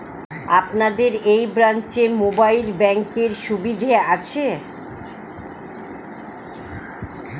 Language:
Bangla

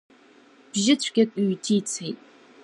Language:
Abkhazian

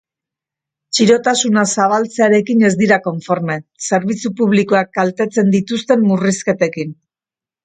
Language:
Basque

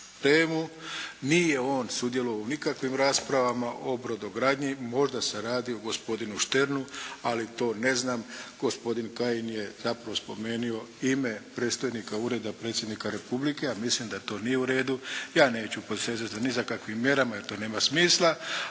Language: Croatian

